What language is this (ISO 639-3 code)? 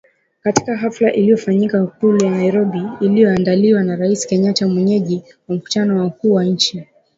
swa